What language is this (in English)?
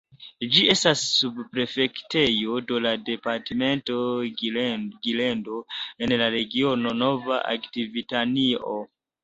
Esperanto